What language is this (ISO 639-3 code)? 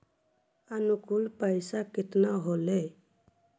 mag